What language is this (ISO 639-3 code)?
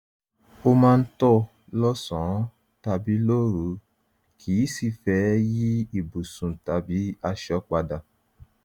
yor